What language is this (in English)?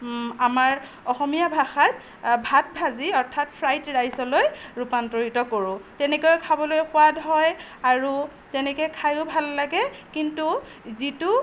Assamese